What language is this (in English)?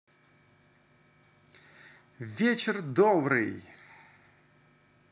Russian